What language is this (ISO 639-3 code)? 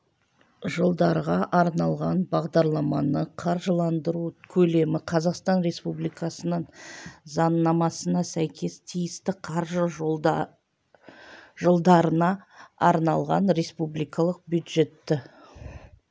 kaz